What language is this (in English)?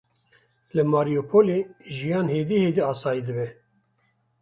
Kurdish